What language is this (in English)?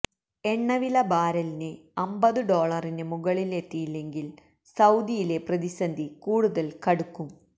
Malayalam